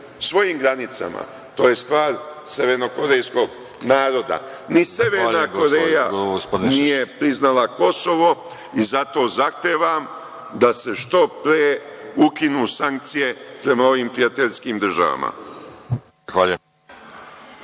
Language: Serbian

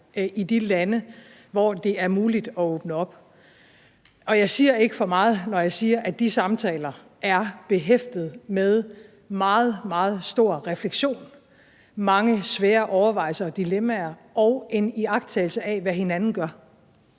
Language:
Danish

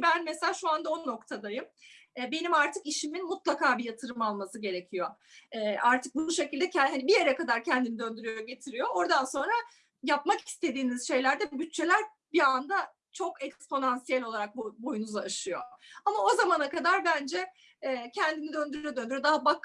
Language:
Turkish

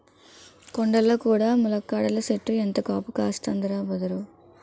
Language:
Telugu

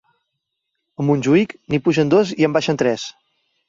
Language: Catalan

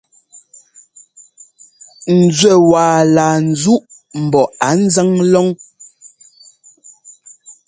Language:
Ngomba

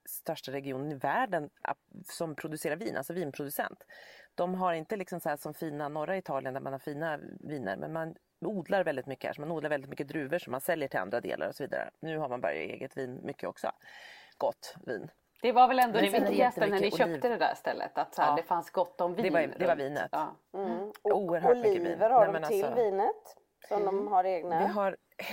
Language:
Swedish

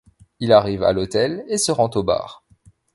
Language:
French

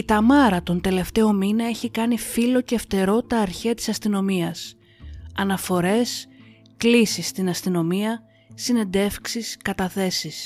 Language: Greek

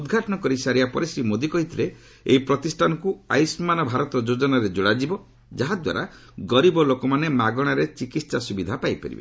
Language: Odia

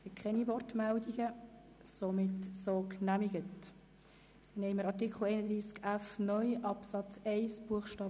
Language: Swiss German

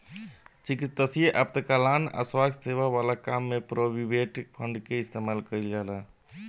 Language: Bhojpuri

